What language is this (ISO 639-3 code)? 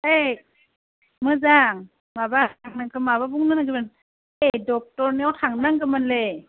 brx